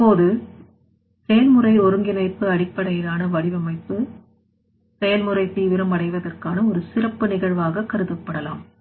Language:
Tamil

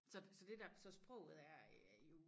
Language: Danish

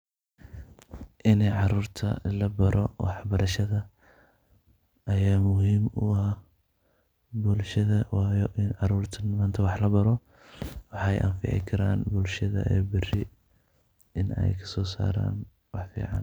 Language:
Somali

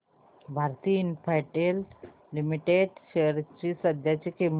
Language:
Marathi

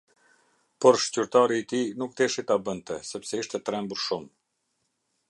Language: Albanian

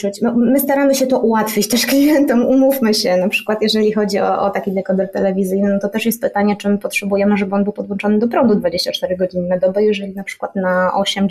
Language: Polish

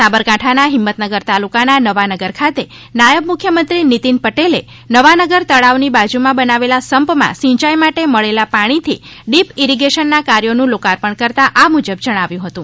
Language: Gujarati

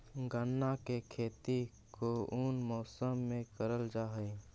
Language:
Magahi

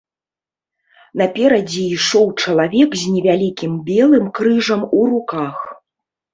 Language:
Belarusian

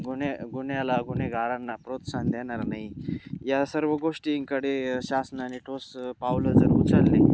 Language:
Marathi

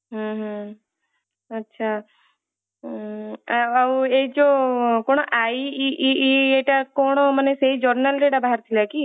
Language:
Odia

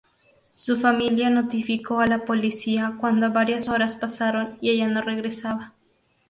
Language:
Spanish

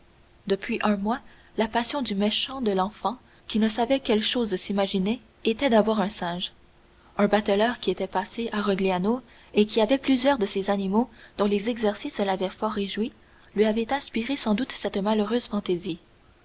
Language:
French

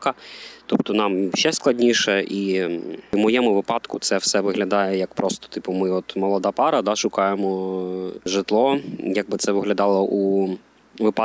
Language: Ukrainian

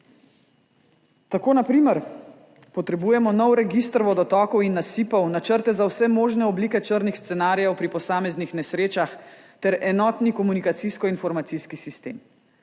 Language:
Slovenian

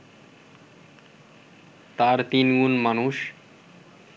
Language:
Bangla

